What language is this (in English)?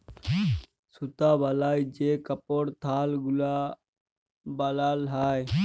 Bangla